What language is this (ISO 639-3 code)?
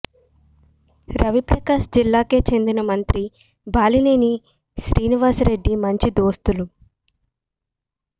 tel